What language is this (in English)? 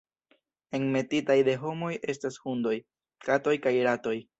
Esperanto